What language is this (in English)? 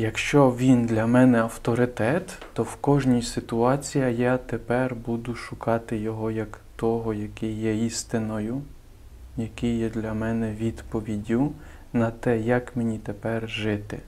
Ukrainian